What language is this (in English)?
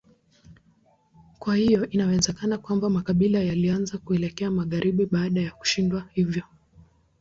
Swahili